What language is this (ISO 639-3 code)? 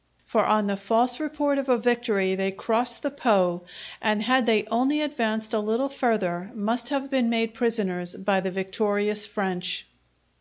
eng